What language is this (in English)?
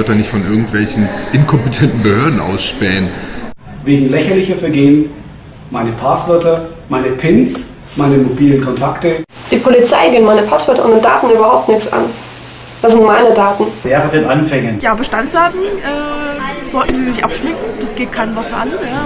German